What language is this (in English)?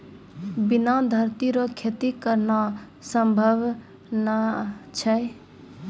Maithili